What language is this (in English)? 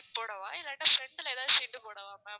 Tamil